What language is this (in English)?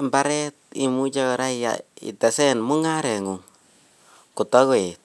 Kalenjin